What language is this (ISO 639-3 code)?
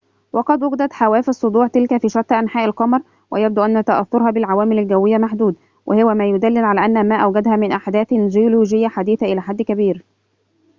ara